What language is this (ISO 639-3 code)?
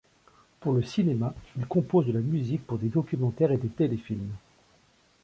fra